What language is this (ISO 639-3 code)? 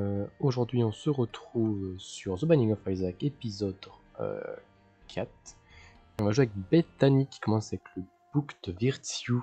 fra